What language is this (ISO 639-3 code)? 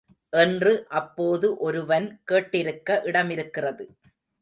tam